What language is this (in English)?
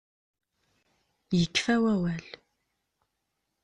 Kabyle